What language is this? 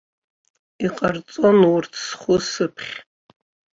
Abkhazian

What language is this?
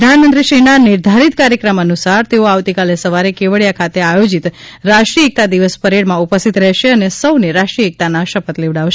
Gujarati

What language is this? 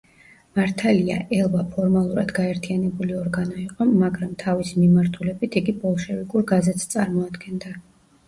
Georgian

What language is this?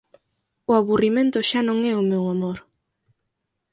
Galician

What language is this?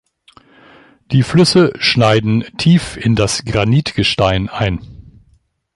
German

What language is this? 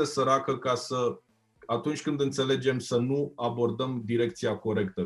Romanian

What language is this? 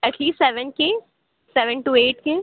Urdu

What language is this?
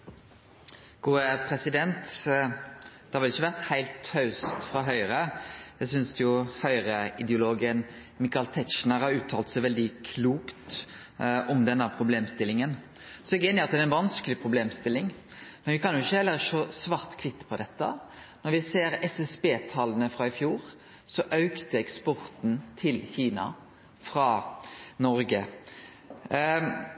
Norwegian Nynorsk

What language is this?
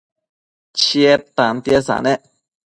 Matsés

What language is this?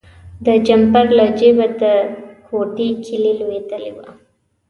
Pashto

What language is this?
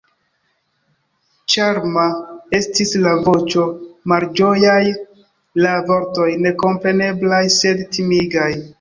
Esperanto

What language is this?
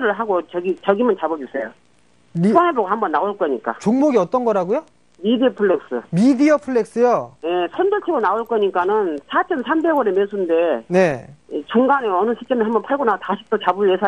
Korean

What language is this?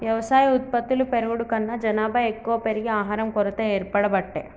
Telugu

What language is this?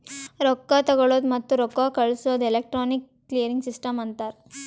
Kannada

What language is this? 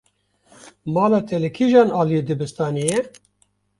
Kurdish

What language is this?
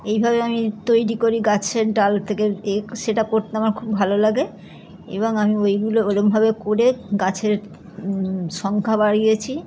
Bangla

